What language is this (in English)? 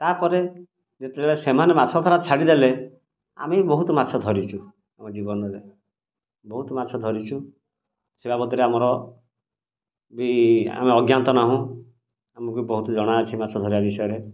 Odia